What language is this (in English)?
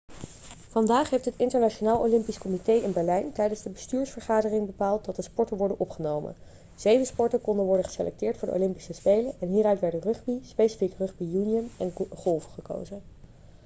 Dutch